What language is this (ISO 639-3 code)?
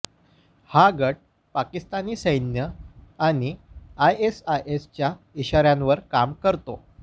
mar